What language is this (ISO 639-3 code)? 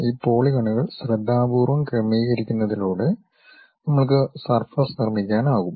mal